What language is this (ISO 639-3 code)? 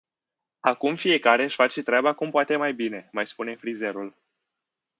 ron